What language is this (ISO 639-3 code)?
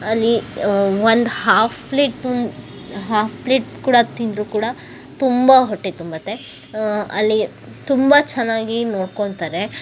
kan